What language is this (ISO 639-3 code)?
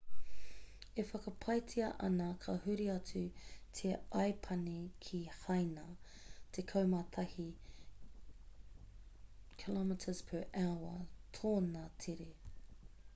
mri